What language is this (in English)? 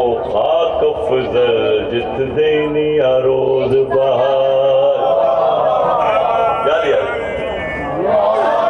Urdu